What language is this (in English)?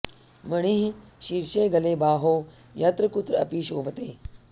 Sanskrit